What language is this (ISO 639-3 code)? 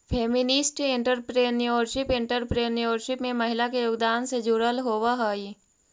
mag